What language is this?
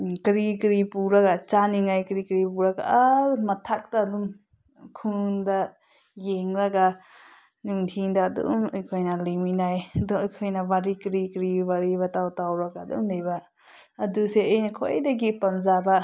Manipuri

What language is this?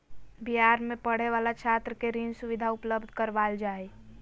Magahi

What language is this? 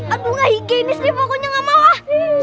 Indonesian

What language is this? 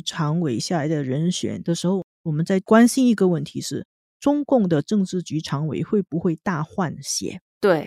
Chinese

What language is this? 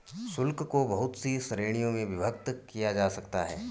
Hindi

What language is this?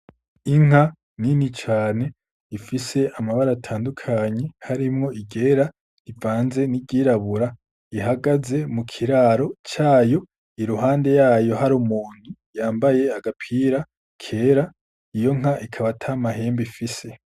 Rundi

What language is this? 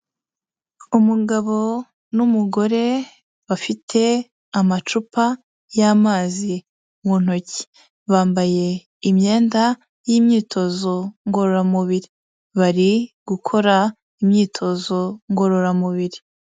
Kinyarwanda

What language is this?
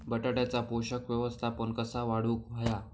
Marathi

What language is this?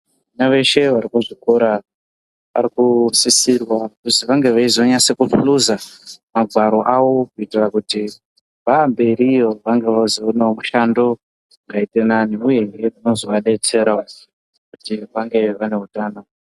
Ndau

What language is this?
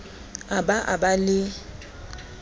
Southern Sotho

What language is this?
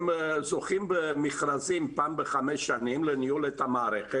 Hebrew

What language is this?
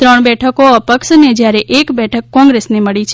Gujarati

